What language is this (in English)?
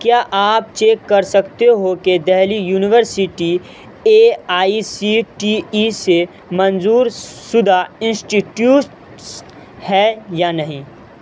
Urdu